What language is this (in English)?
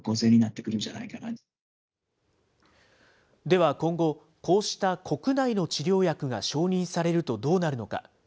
Japanese